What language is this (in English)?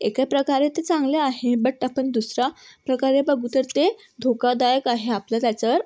Marathi